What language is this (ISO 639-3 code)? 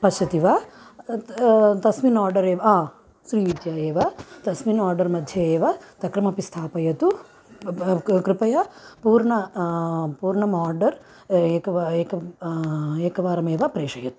san